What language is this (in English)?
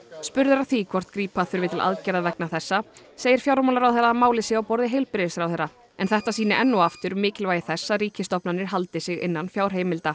Icelandic